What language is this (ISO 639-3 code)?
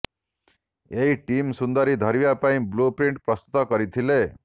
ori